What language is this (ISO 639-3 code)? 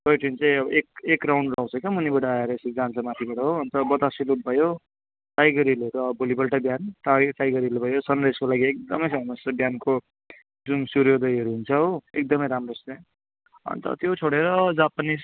nep